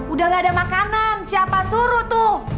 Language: Indonesian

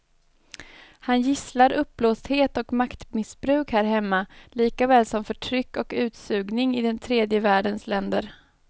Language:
Swedish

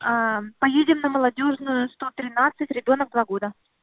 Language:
Russian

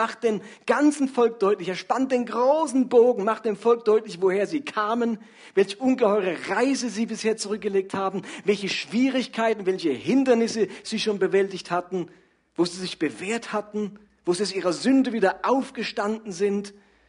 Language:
German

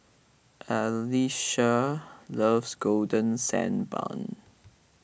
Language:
English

